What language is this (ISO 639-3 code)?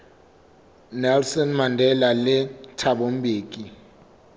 sot